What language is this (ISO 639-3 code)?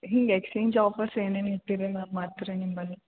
kan